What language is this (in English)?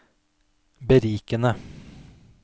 Norwegian